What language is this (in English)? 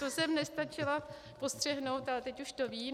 Czech